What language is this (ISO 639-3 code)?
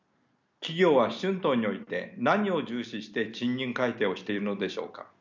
jpn